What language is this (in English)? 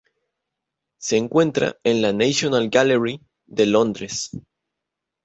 Spanish